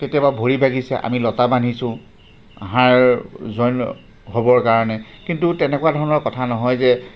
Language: Assamese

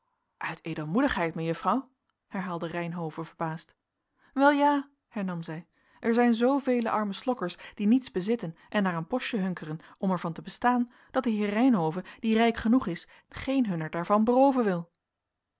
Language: Dutch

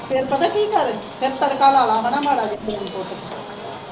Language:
Punjabi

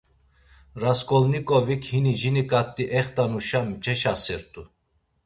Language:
Laz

